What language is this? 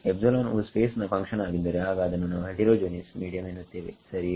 Kannada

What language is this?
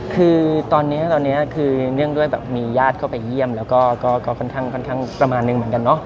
Thai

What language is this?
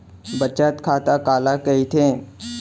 Chhattisgarhi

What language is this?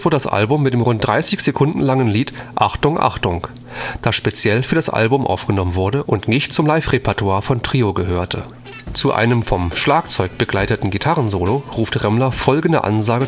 German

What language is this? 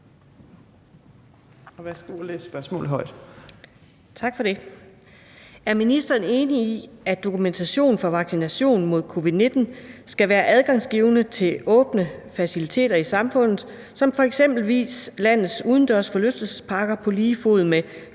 Danish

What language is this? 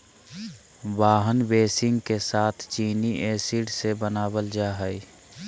Magahi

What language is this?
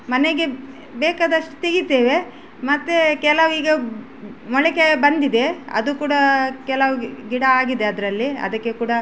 Kannada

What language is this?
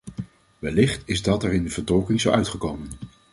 Dutch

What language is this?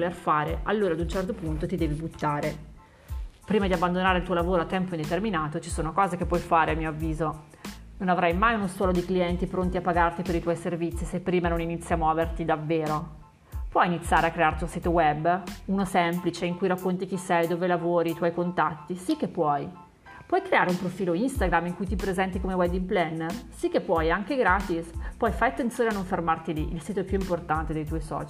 Italian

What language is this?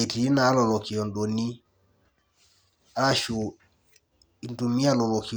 Masai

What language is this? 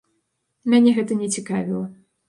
Belarusian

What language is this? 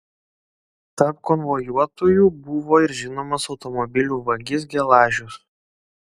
Lithuanian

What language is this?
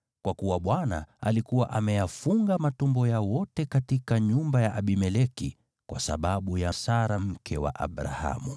Swahili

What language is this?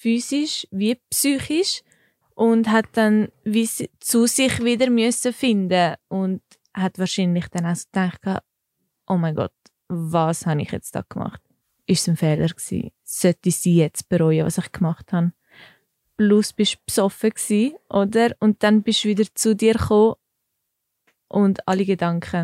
German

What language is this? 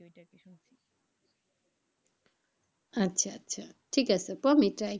Bangla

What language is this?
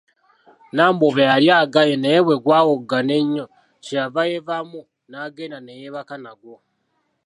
Ganda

